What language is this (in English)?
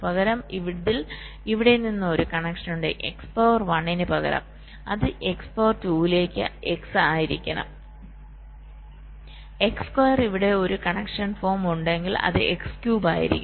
Malayalam